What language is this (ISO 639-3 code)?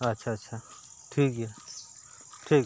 sat